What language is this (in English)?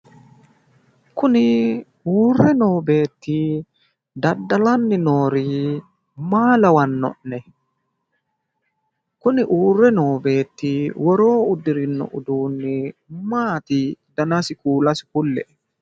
Sidamo